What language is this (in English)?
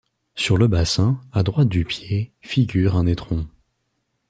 French